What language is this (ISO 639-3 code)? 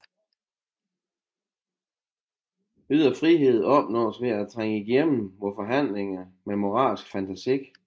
dan